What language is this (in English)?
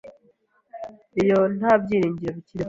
Kinyarwanda